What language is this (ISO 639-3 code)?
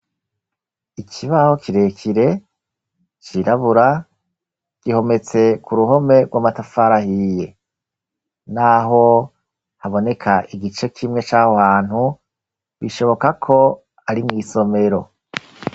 run